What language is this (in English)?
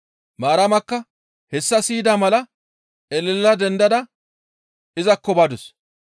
Gamo